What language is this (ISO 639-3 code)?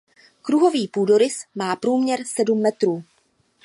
ces